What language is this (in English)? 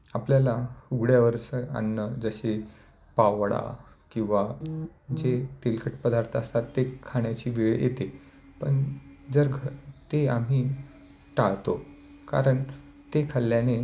Marathi